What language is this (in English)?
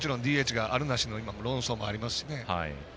Japanese